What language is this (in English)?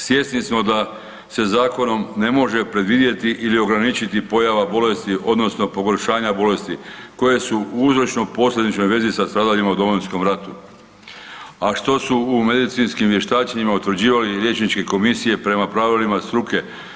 Croatian